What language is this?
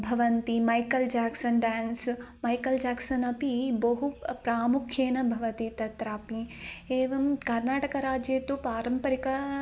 Sanskrit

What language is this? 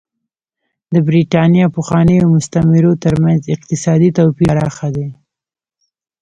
Pashto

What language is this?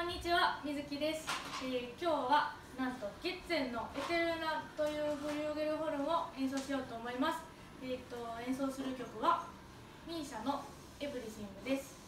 Japanese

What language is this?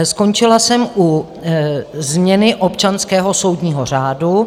Czech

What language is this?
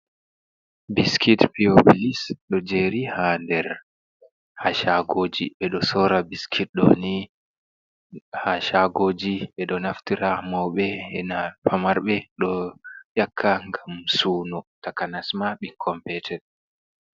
Fula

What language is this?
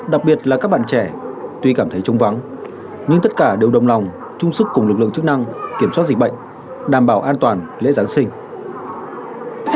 Vietnamese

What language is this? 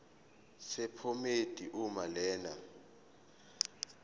Zulu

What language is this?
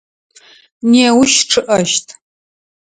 Adyghe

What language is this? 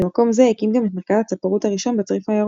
Hebrew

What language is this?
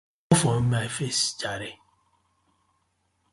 Nigerian Pidgin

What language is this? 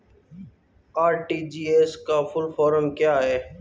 Hindi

